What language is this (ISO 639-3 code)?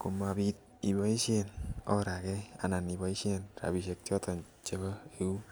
kln